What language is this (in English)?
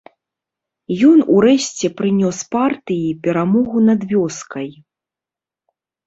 Belarusian